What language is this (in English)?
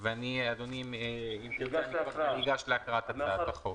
Hebrew